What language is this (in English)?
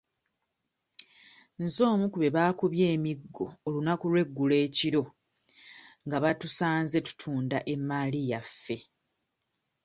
Ganda